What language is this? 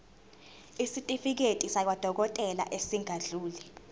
Zulu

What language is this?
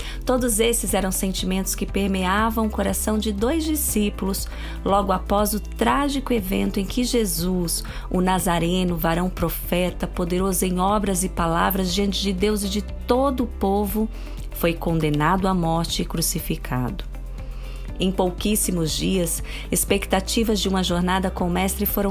Portuguese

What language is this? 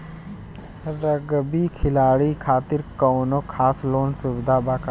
Bhojpuri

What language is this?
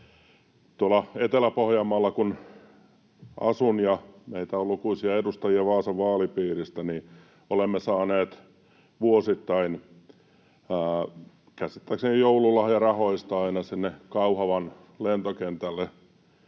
Finnish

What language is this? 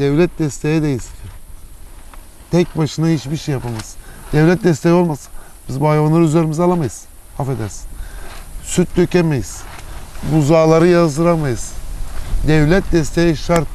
Turkish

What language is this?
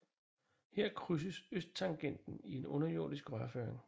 Danish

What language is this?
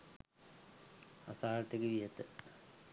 Sinhala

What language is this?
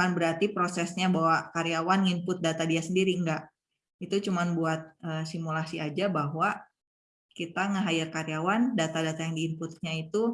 Indonesian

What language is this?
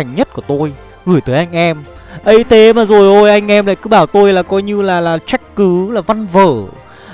Vietnamese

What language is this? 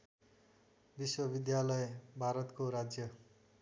Nepali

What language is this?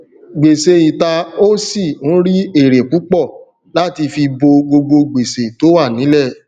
Yoruba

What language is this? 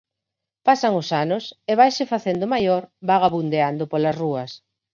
Galician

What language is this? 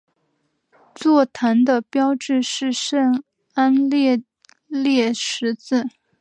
Chinese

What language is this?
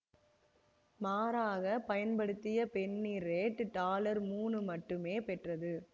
Tamil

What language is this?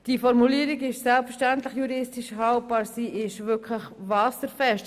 Swiss German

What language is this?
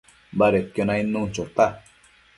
Matsés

